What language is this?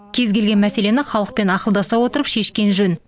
Kazakh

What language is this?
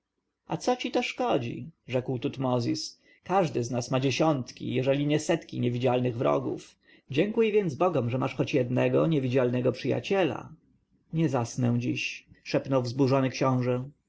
Polish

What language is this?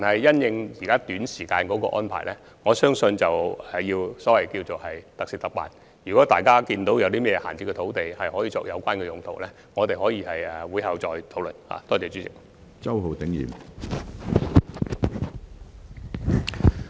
Cantonese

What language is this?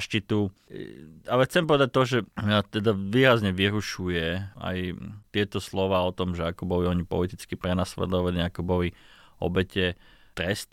Slovak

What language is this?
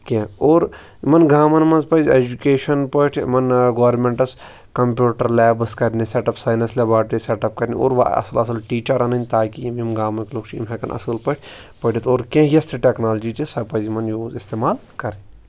Kashmiri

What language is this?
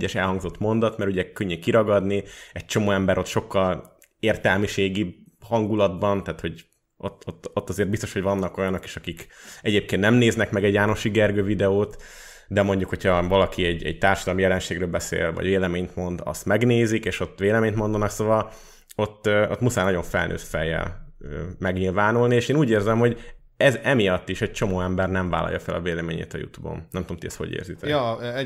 Hungarian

